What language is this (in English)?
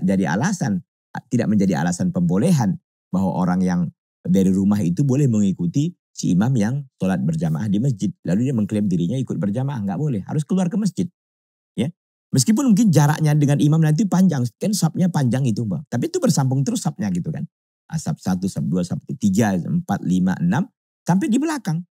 Indonesian